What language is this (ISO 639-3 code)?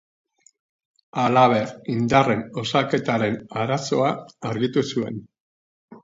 eus